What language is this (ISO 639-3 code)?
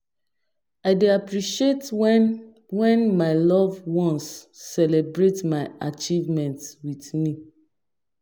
pcm